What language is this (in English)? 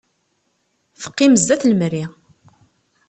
Kabyle